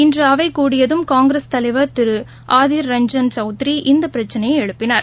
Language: Tamil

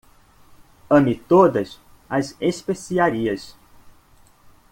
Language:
Portuguese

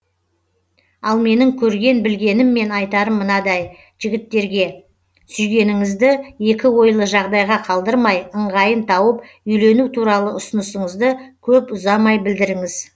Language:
Kazakh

